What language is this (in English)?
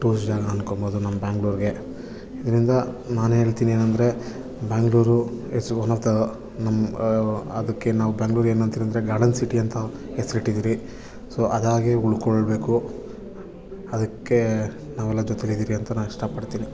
Kannada